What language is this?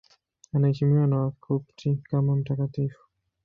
Swahili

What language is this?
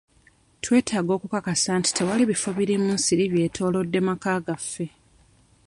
Ganda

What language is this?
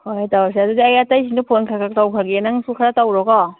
Manipuri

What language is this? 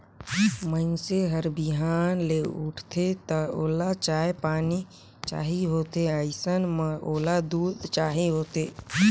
Chhattisgarhi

